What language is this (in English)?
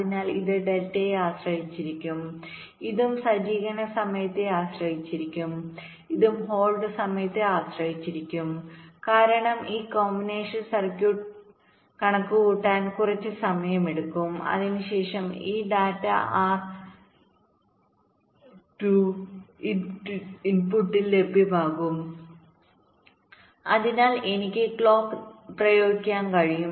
Malayalam